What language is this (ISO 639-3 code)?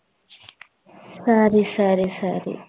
tam